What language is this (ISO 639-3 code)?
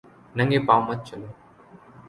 urd